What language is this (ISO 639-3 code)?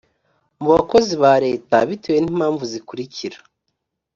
kin